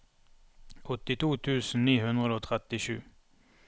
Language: Norwegian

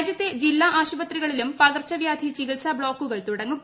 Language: Malayalam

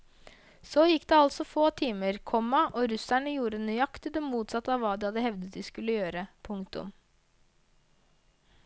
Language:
Norwegian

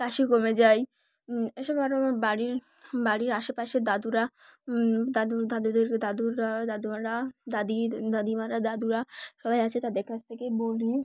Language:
Bangla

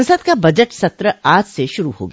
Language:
Hindi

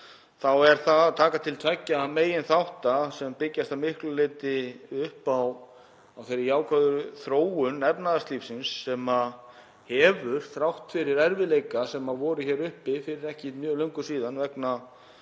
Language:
Icelandic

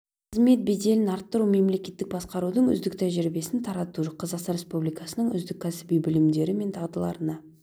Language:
Kazakh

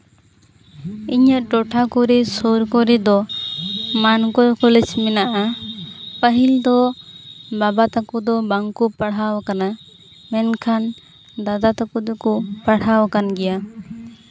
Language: Santali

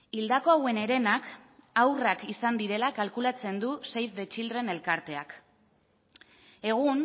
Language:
Basque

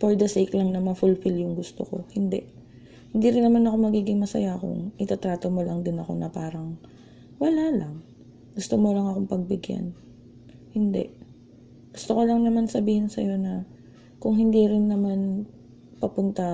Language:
Filipino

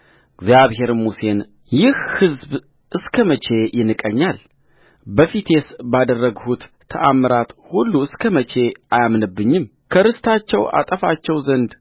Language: Amharic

